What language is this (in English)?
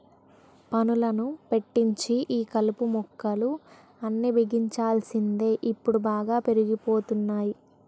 Telugu